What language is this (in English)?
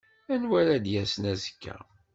Kabyle